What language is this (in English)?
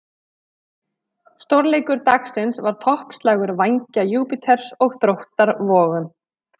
Icelandic